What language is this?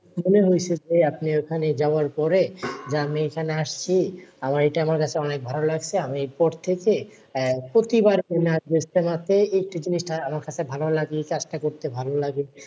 Bangla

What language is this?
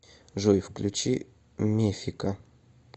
Russian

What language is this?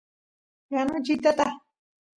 Santiago del Estero Quichua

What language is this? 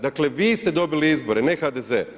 Croatian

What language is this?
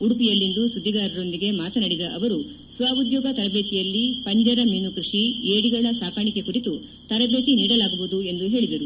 Kannada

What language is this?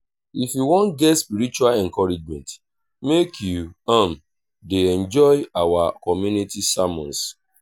Nigerian Pidgin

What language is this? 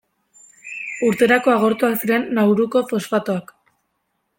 Basque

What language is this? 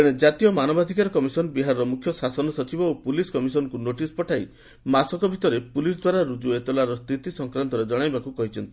Odia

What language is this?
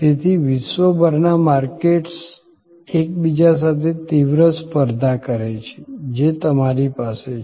Gujarati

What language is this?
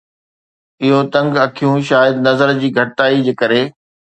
Sindhi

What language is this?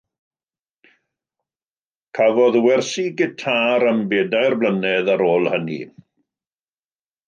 Welsh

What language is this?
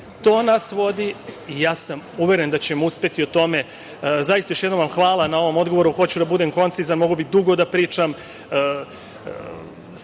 Serbian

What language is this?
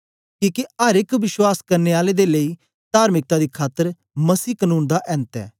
Dogri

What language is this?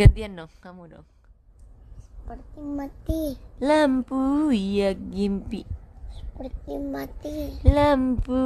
Indonesian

